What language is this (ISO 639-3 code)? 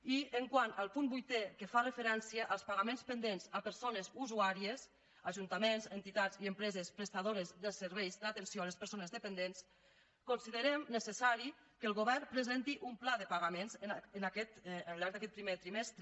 cat